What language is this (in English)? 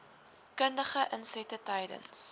Afrikaans